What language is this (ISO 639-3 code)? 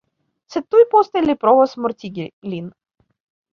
epo